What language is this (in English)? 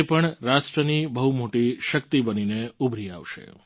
Gujarati